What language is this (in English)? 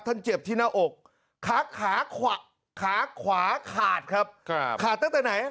Thai